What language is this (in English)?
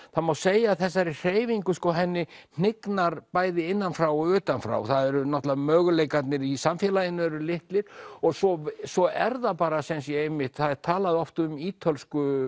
Icelandic